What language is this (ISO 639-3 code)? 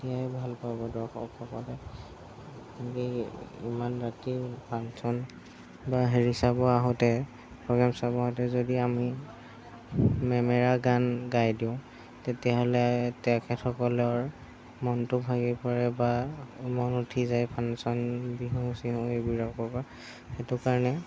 asm